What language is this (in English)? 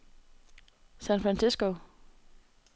Danish